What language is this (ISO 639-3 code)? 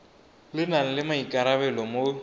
tsn